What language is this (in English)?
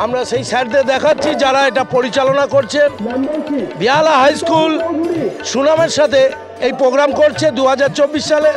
Bangla